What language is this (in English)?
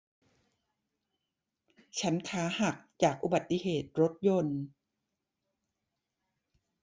Thai